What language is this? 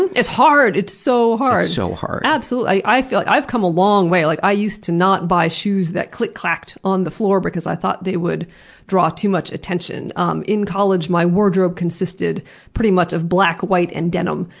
English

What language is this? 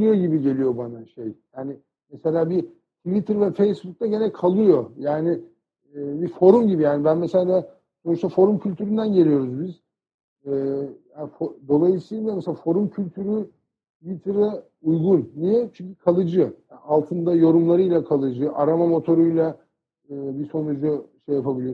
Turkish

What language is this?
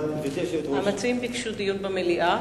Hebrew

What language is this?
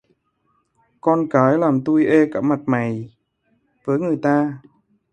Vietnamese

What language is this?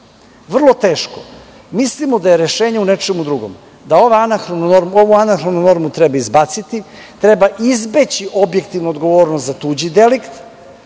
Serbian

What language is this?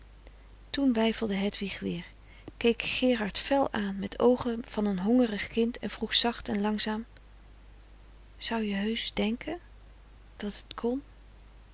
Dutch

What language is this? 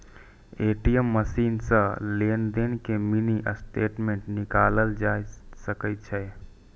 Maithili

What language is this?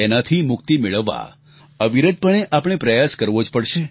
Gujarati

